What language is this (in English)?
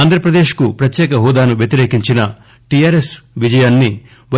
Telugu